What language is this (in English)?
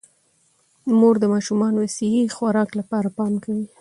Pashto